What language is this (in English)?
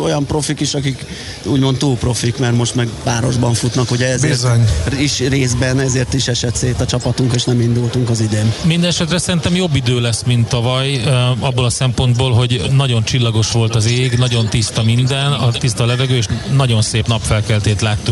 Hungarian